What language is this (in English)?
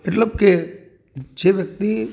Gujarati